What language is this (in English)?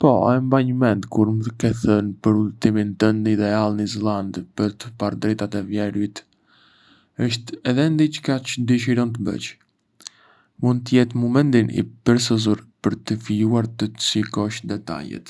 Arbëreshë Albanian